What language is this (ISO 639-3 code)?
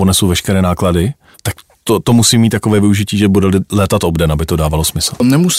ces